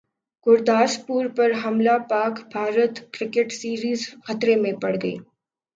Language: Urdu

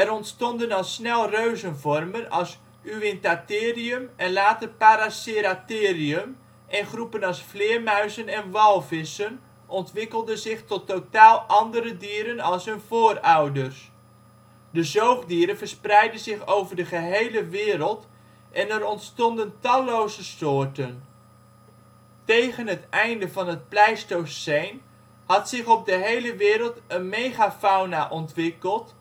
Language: Dutch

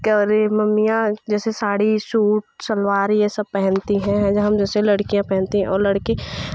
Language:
Hindi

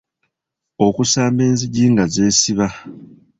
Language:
Ganda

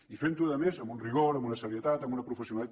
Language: Catalan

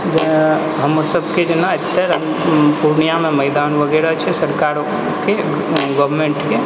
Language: Maithili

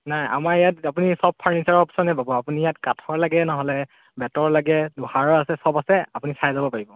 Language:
Assamese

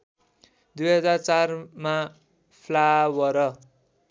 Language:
Nepali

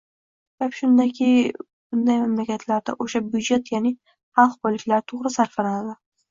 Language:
Uzbek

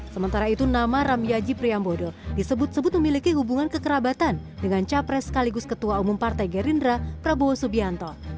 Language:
Indonesian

